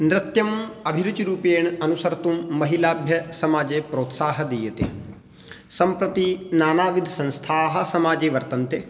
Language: Sanskrit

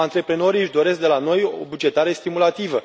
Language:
Romanian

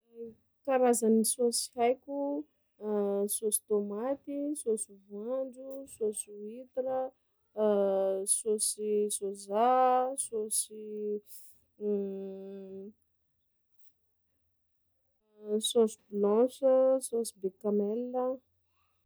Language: Sakalava Malagasy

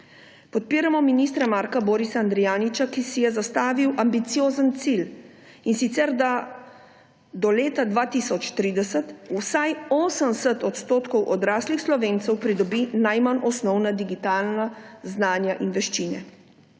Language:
Slovenian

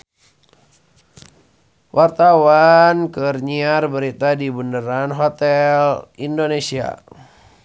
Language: Sundanese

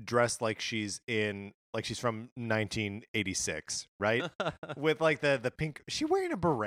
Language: English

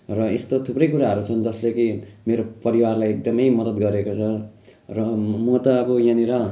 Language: Nepali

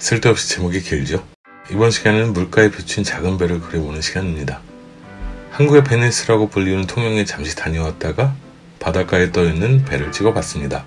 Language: Korean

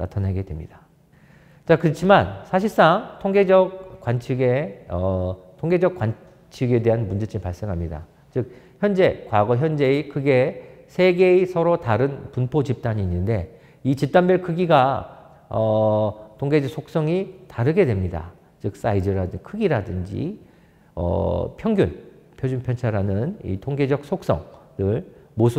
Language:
Korean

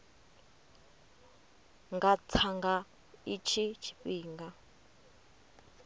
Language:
Venda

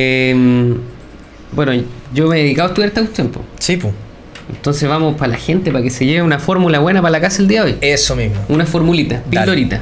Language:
Spanish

